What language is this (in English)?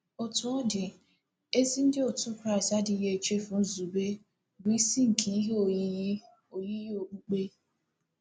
Igbo